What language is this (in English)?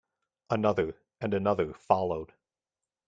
English